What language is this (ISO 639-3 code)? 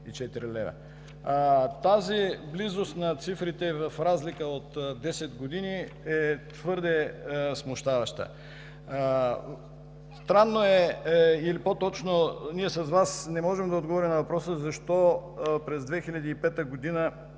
bul